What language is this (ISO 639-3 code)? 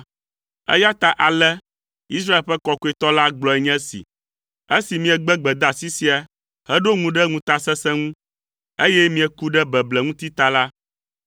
ewe